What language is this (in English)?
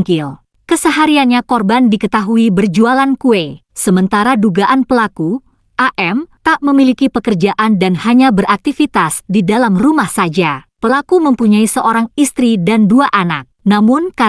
Indonesian